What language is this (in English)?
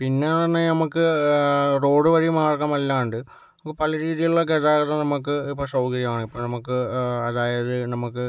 Malayalam